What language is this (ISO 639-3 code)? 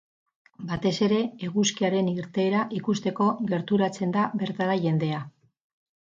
eus